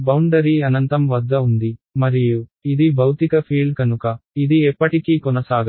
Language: Telugu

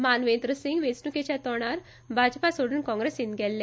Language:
Konkani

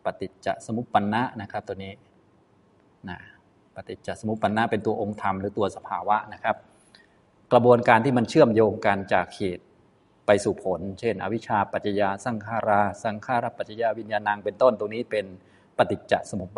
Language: Thai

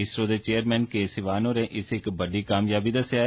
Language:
Dogri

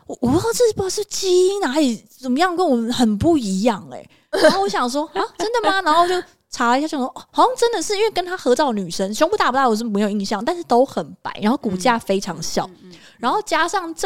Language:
Chinese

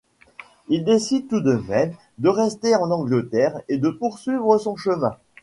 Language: French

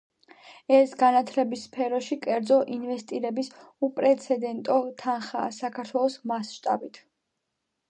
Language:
Georgian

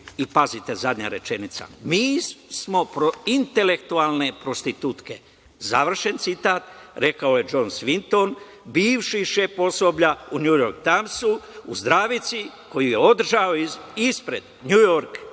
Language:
Serbian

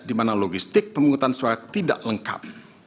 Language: Indonesian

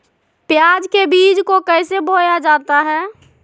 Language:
Magahi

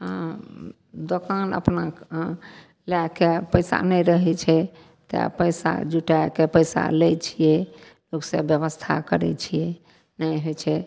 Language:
Maithili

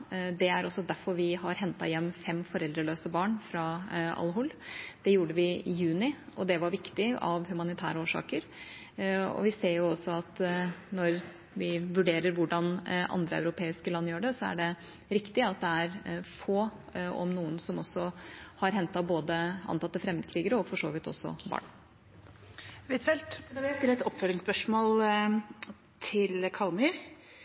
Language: Norwegian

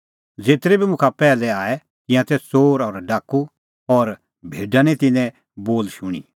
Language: Kullu Pahari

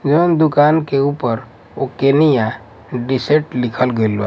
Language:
Bhojpuri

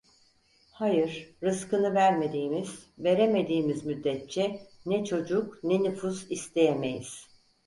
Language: Turkish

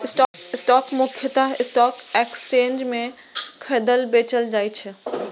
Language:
Maithili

